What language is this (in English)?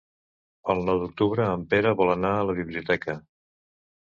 Catalan